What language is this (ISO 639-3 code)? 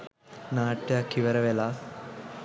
sin